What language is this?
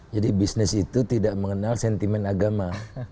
Indonesian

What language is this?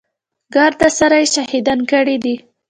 Pashto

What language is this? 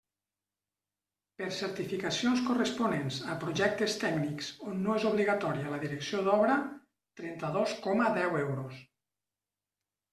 Catalan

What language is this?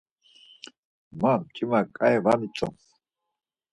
Laz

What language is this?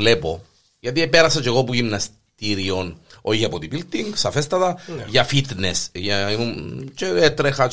Greek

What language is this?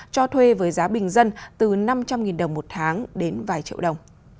Vietnamese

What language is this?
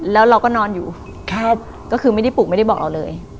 Thai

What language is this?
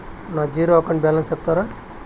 Telugu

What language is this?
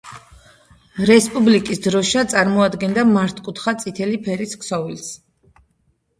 Georgian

